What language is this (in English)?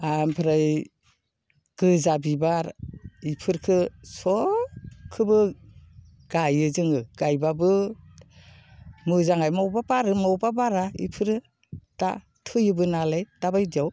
Bodo